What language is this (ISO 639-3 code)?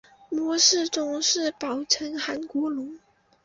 zho